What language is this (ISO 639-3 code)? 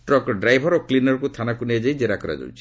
ori